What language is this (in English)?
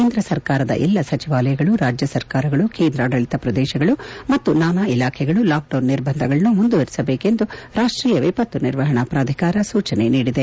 Kannada